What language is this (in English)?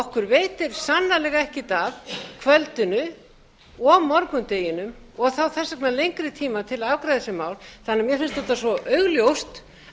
Icelandic